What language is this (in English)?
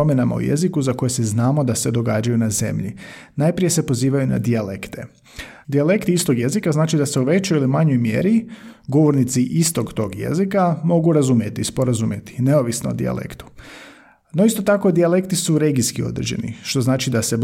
Croatian